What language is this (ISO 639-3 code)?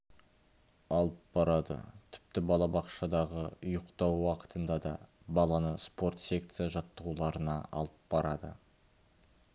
kaz